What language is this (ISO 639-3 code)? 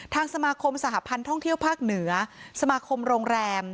tha